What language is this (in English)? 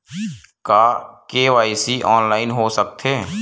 Chhattisgarhi